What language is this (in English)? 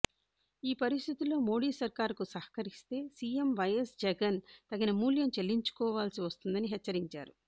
Telugu